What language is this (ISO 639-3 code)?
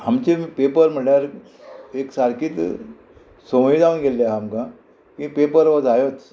kok